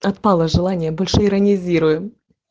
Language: Russian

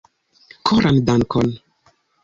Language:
Esperanto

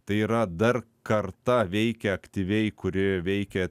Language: Lithuanian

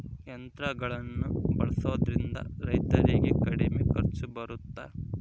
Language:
Kannada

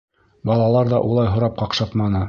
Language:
Bashkir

